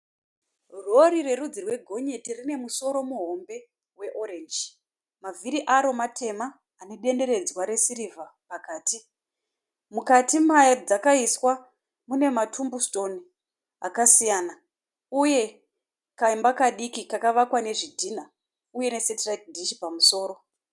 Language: Shona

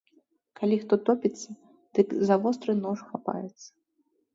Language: Belarusian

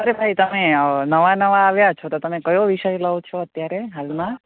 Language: Gujarati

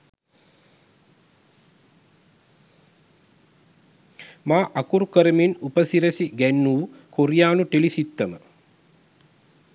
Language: Sinhala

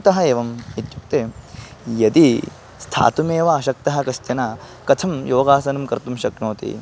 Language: Sanskrit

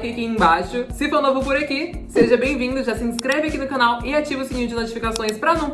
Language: Portuguese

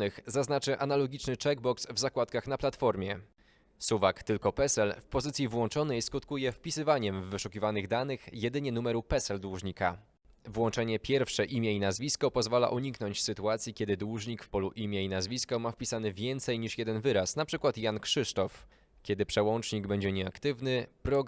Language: Polish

